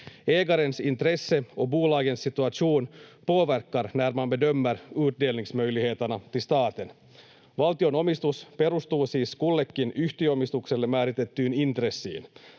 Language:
Finnish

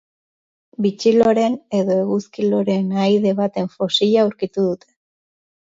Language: Basque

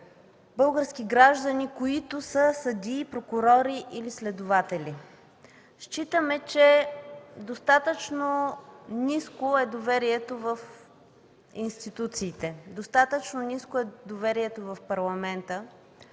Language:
Bulgarian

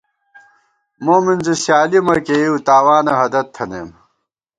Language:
Gawar-Bati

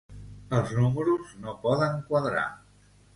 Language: Catalan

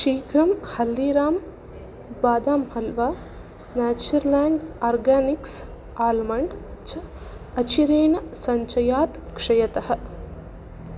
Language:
Sanskrit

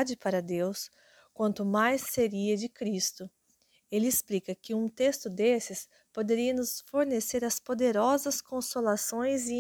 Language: Portuguese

